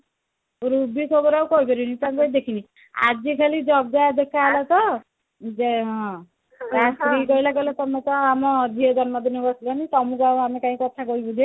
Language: Odia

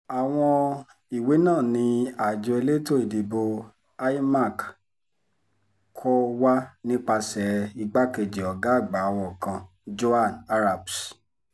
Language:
Yoruba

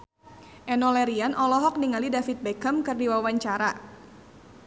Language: Sundanese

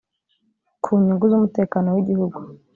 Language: Kinyarwanda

